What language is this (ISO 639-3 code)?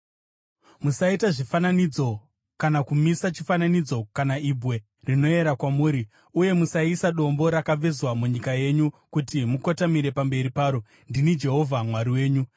sna